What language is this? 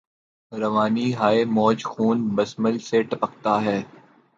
Urdu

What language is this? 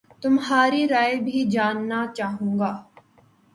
Urdu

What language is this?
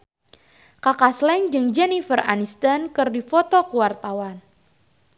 Sundanese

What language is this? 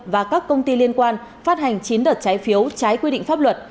Vietnamese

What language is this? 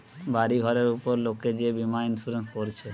Bangla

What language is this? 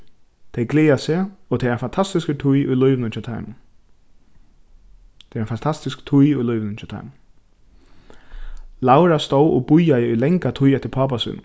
Faroese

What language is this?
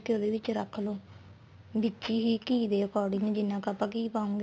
Punjabi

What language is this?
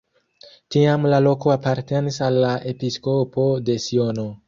Esperanto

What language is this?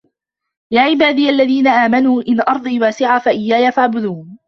Arabic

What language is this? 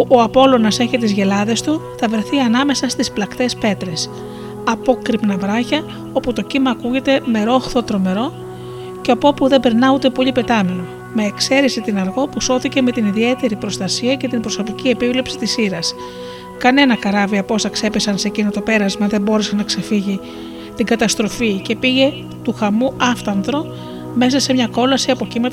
Greek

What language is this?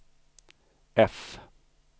Swedish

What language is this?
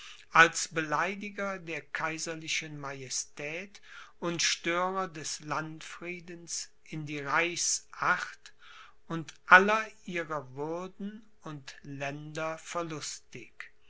German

